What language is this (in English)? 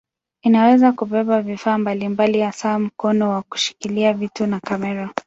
Swahili